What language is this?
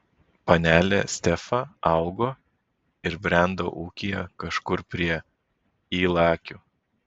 Lithuanian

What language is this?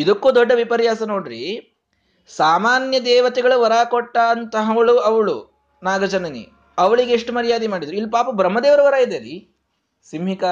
Kannada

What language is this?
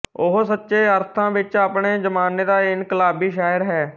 Punjabi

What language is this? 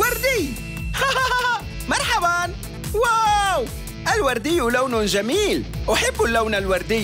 Arabic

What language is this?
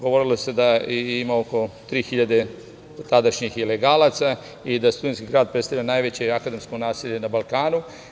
Serbian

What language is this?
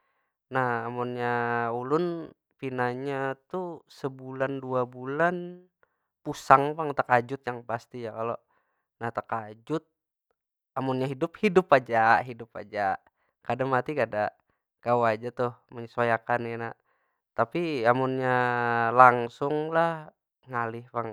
Banjar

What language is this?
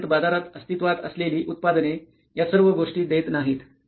Marathi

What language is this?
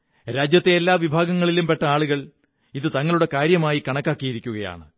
Malayalam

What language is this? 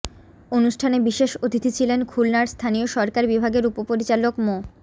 Bangla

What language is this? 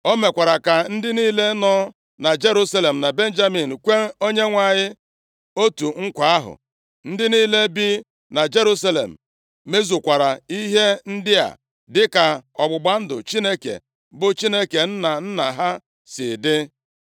Igbo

